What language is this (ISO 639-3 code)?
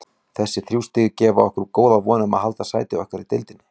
isl